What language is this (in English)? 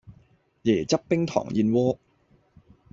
Cantonese